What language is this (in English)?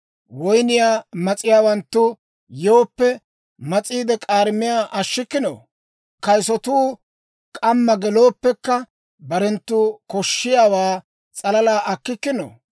Dawro